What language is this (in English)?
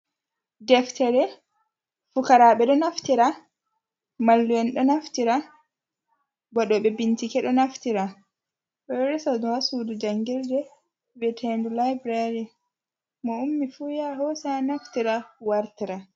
Fula